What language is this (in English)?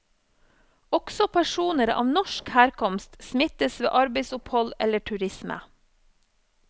Norwegian